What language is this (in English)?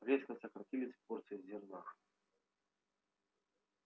Russian